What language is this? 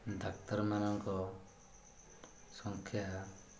Odia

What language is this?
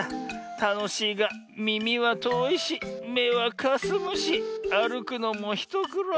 Japanese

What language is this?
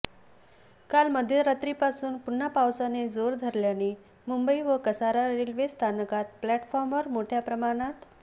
Marathi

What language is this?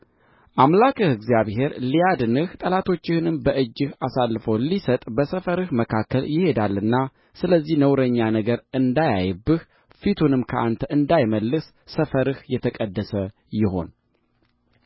Amharic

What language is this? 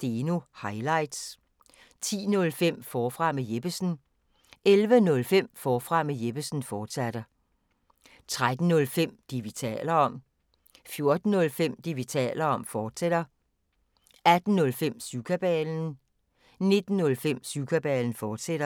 Danish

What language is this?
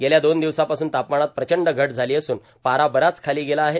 Marathi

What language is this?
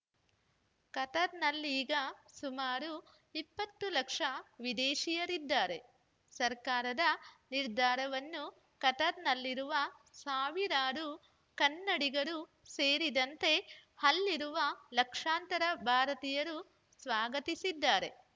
Kannada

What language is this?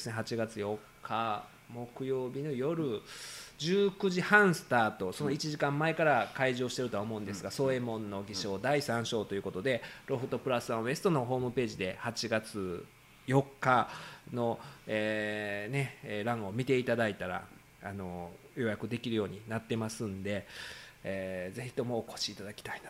Japanese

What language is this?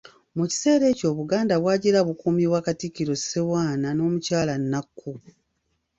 Ganda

